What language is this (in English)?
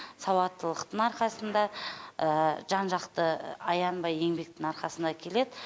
Kazakh